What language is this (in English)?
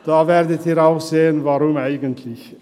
Swiss German